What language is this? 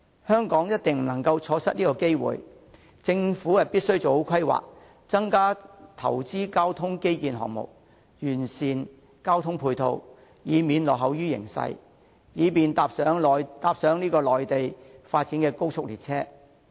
Cantonese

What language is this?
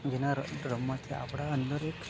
Gujarati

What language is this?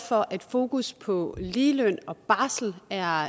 Danish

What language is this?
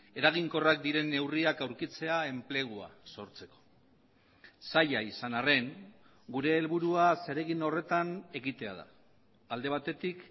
Basque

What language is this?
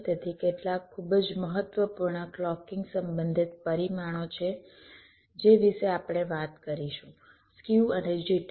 Gujarati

